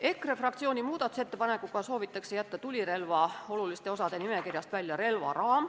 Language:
Estonian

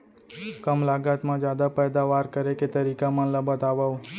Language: Chhattisgarhi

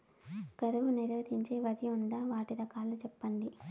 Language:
Telugu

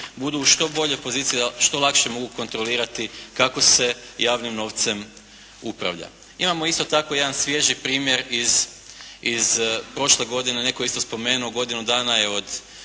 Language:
Croatian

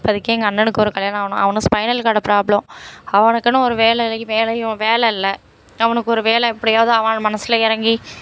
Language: Tamil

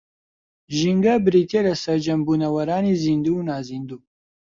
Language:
Central Kurdish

